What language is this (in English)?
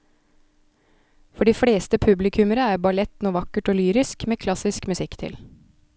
Norwegian